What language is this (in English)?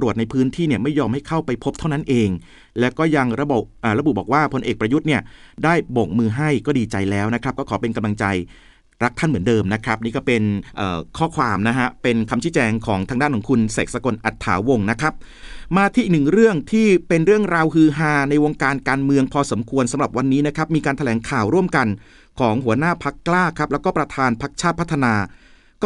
Thai